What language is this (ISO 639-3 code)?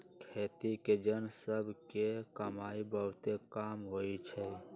mag